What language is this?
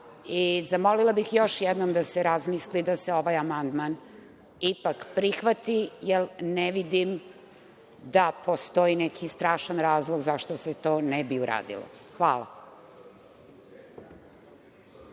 Serbian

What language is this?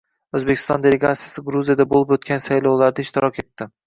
Uzbek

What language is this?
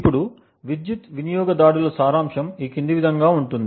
Telugu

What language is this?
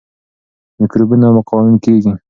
Pashto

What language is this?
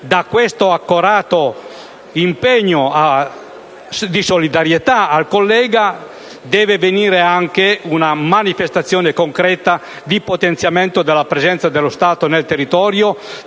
Italian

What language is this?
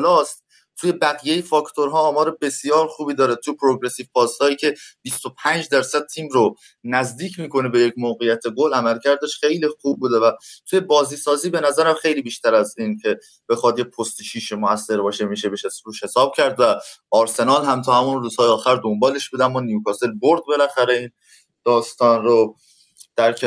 Persian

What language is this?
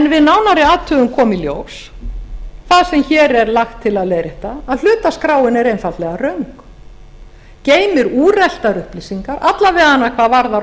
Icelandic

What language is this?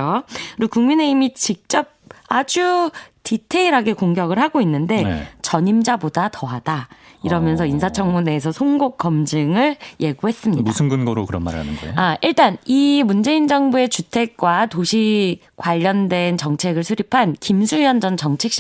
Korean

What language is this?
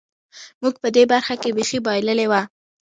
Pashto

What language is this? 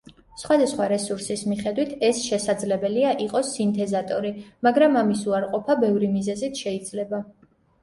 Georgian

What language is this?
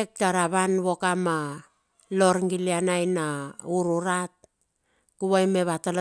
Bilur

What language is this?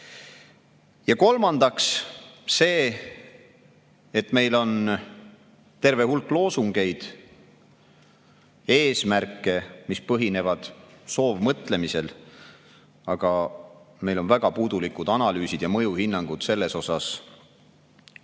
Estonian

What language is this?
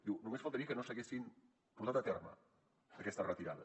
Catalan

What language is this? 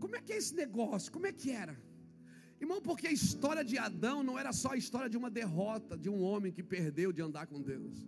Portuguese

